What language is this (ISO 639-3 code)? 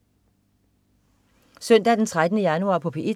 dan